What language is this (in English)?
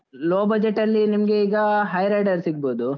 Kannada